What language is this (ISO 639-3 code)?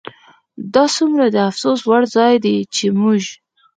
pus